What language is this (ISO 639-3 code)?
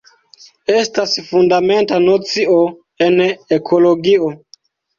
epo